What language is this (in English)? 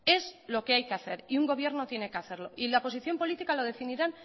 Spanish